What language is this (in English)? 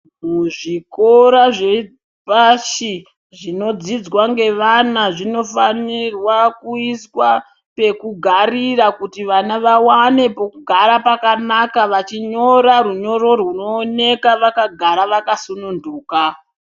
Ndau